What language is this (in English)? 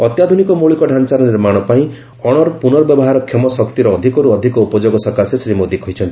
Odia